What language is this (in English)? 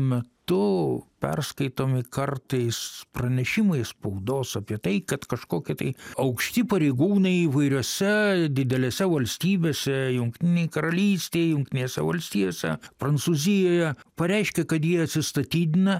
Lithuanian